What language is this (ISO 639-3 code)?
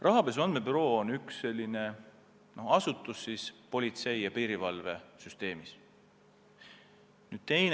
est